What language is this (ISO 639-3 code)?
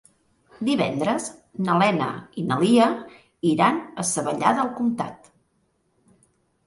cat